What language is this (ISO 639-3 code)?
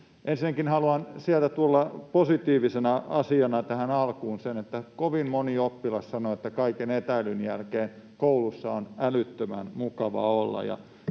fin